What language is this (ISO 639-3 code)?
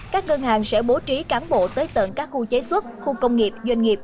vie